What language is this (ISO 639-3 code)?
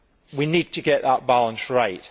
eng